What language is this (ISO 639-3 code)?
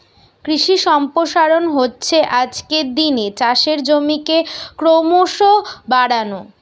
ben